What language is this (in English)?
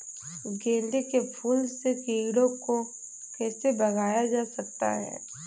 Hindi